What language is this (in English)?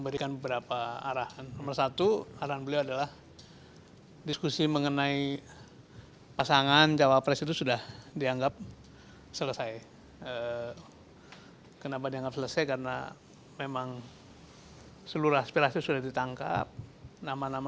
Indonesian